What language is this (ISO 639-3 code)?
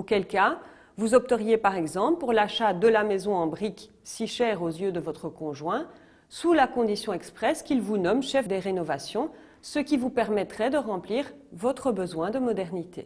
fra